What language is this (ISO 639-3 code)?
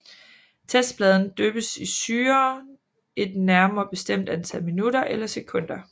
dan